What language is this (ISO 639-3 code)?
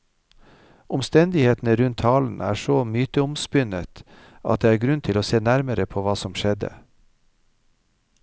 nor